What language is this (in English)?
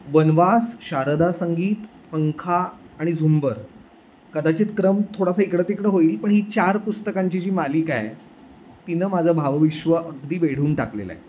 Marathi